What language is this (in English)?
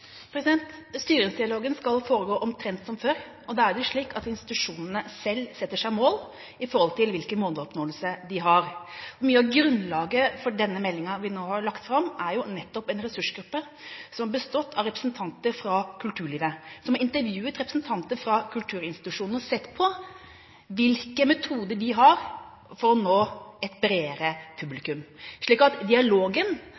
Norwegian Bokmål